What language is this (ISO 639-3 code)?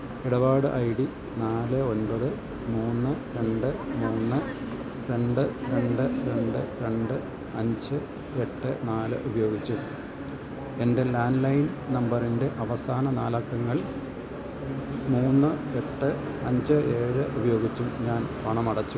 mal